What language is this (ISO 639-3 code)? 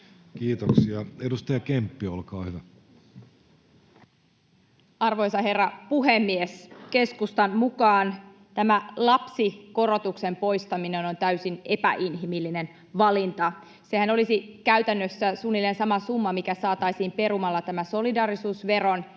fin